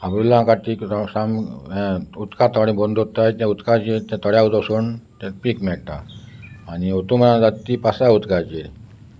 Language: Konkani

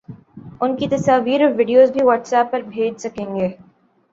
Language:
Urdu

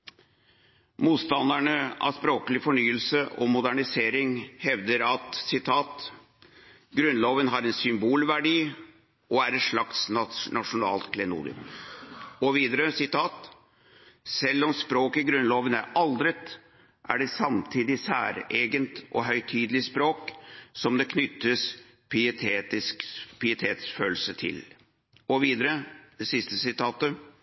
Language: Norwegian Bokmål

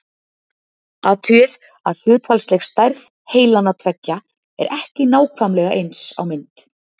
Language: Icelandic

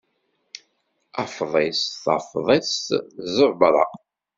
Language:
Kabyle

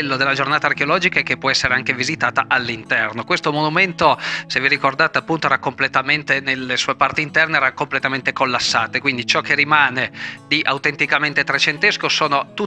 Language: Italian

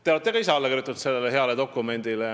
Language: Estonian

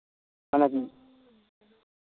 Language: Santali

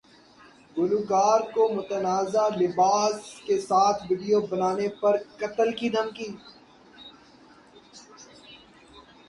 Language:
Urdu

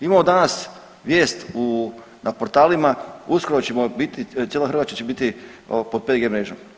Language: Croatian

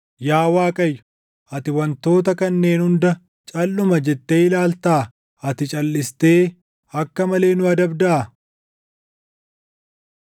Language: Oromo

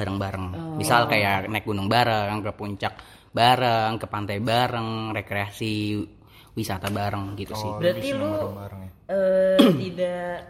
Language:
Indonesian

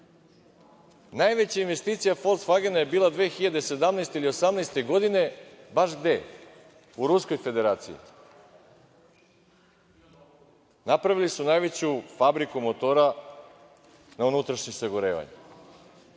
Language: Serbian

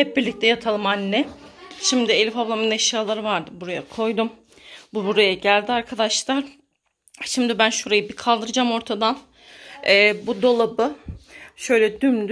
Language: Turkish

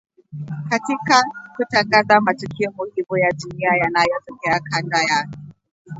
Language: Swahili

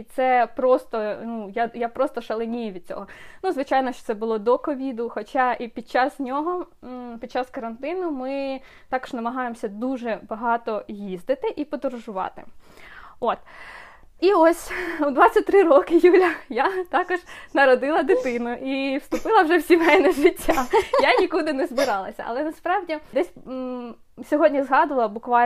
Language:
Ukrainian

